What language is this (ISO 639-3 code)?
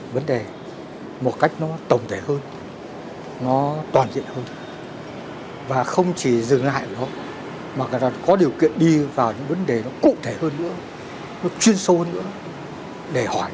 vie